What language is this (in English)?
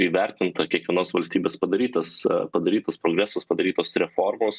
Lithuanian